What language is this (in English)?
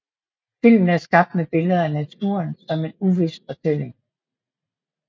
Danish